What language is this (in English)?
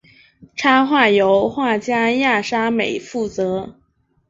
Chinese